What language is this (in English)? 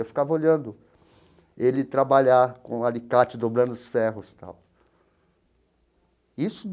Portuguese